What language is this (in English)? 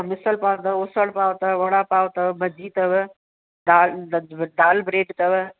Sindhi